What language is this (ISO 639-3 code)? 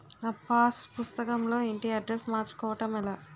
tel